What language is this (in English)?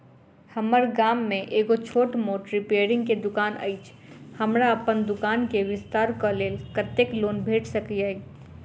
Maithili